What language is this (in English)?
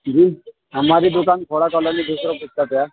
Urdu